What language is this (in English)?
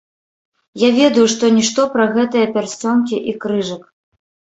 Belarusian